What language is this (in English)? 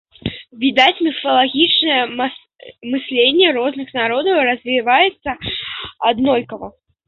Belarusian